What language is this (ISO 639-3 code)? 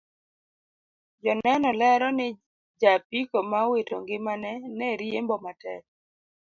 luo